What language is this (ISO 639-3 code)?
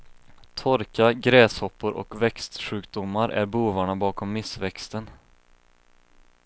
swe